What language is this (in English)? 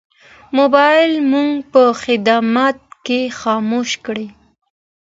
Pashto